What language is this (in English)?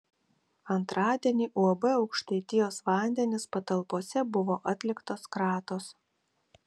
Lithuanian